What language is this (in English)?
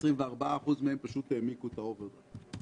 Hebrew